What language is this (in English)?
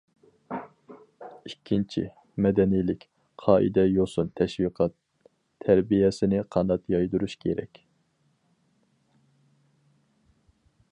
Uyghur